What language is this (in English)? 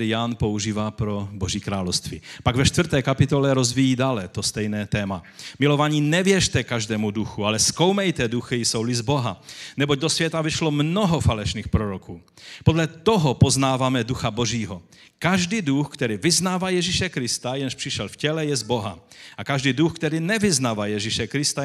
Czech